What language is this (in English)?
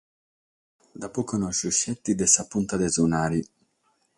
Sardinian